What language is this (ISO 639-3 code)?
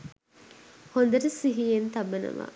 sin